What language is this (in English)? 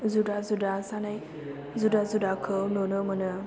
Bodo